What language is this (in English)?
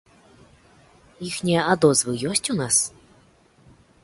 Belarusian